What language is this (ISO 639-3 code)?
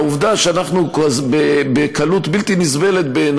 heb